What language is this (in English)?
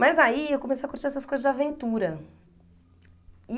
Portuguese